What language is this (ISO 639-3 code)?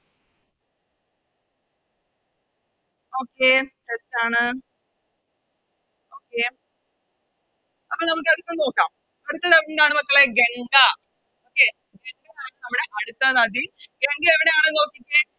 mal